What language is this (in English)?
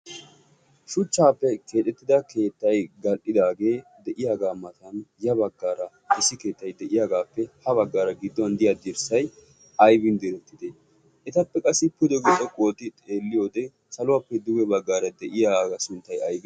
Wolaytta